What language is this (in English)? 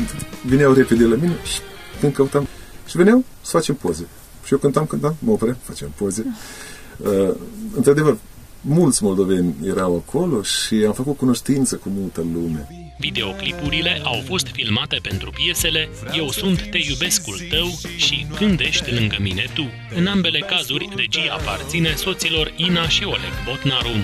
Romanian